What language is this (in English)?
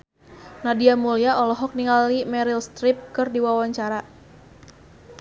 Sundanese